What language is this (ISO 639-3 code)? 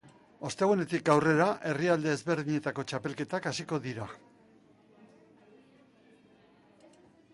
eus